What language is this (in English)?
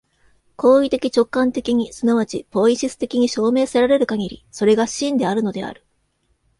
Japanese